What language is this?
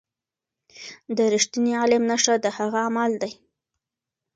Pashto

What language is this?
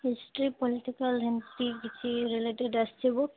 Odia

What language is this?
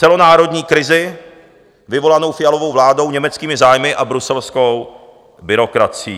Czech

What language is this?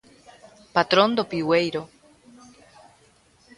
Galician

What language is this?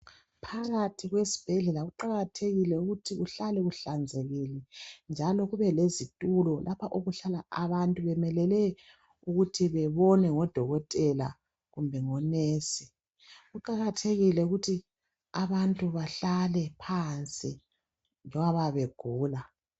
North Ndebele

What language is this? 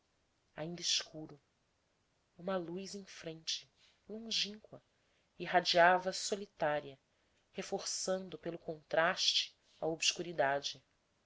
Portuguese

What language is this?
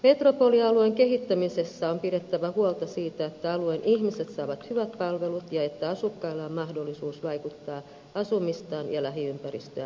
Finnish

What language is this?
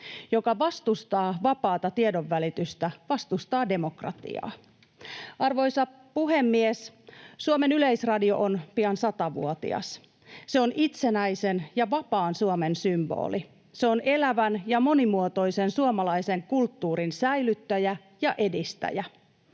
Finnish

